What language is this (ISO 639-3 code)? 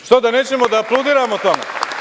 srp